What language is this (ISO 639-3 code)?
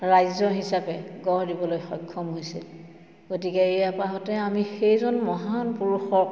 asm